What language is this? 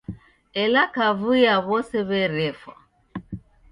Taita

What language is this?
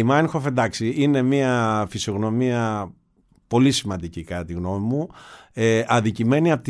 Greek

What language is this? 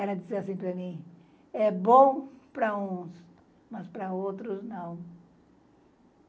Portuguese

